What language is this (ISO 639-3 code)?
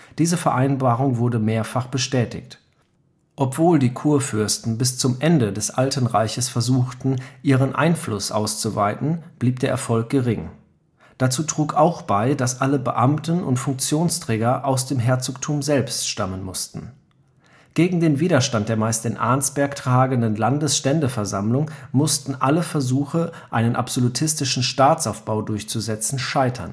deu